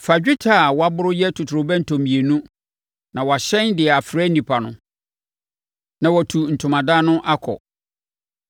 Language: Akan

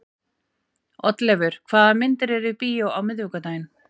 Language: Icelandic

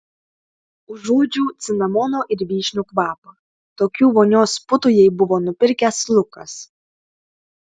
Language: Lithuanian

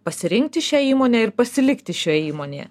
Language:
Lithuanian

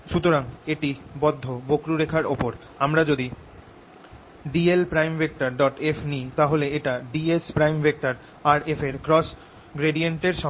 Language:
Bangla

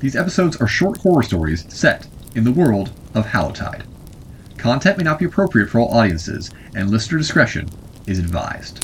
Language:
English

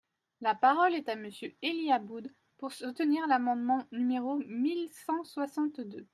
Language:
French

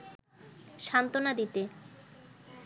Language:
Bangla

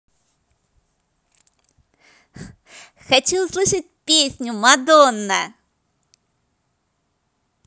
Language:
Russian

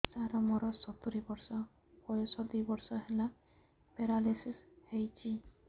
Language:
Odia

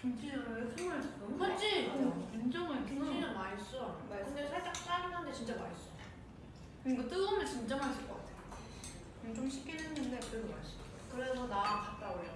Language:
Korean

